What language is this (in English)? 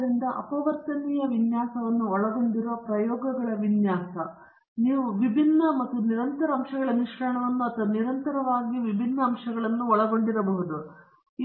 Kannada